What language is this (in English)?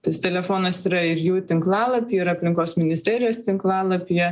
Lithuanian